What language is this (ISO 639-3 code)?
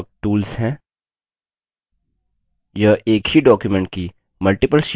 hin